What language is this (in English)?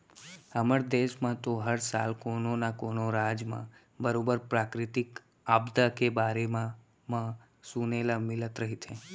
Chhattisgarhi